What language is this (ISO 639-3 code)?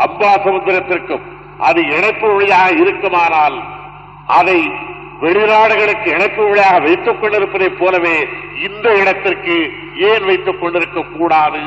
tam